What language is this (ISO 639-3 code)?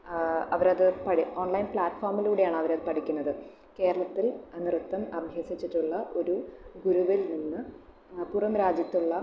mal